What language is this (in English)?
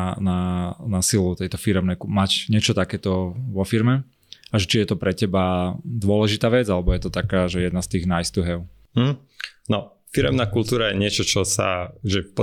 Slovak